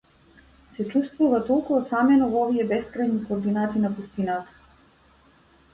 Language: Macedonian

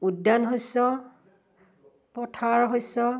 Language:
Assamese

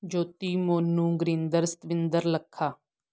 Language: Punjabi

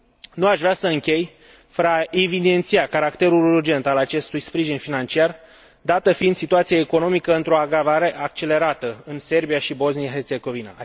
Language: Romanian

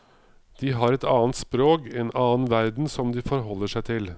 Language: Norwegian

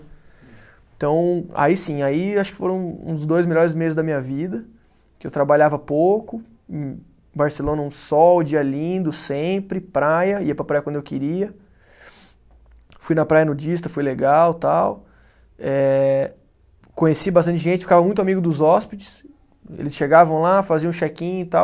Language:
Portuguese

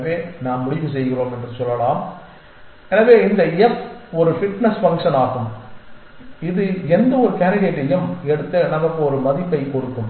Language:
Tamil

